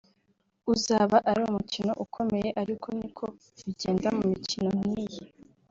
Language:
Kinyarwanda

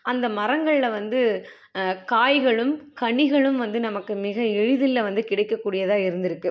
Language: Tamil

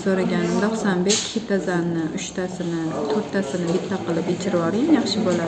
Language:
Turkish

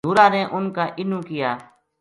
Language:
Gujari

